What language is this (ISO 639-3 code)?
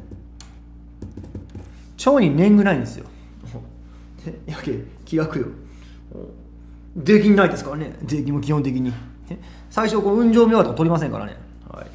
jpn